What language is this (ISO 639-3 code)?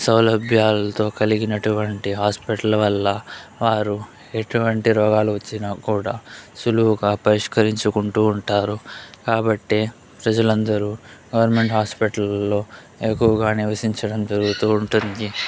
tel